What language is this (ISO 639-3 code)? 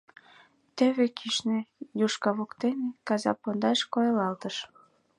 chm